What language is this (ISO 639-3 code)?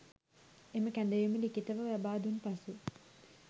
sin